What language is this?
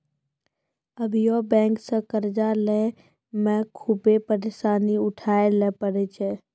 Maithili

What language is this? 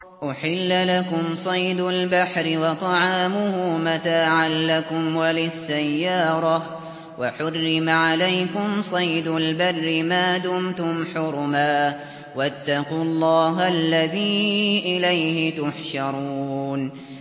Arabic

